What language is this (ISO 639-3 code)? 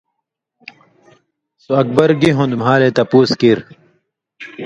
mvy